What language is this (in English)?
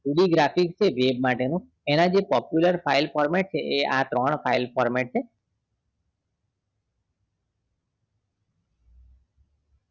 Gujarati